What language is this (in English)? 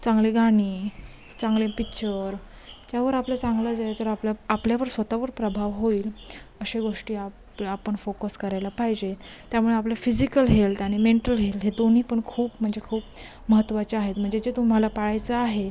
Marathi